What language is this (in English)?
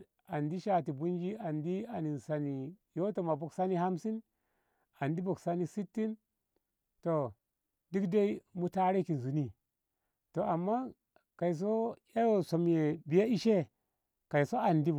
Ngamo